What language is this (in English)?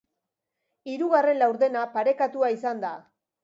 Basque